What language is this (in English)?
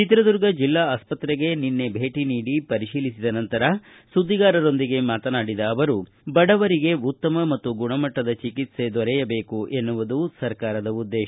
Kannada